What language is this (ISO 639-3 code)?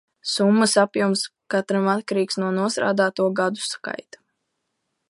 lav